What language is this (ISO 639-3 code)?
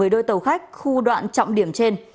vie